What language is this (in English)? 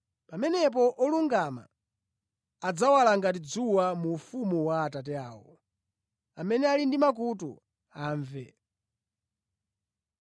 Nyanja